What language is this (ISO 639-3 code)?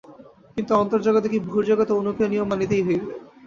ben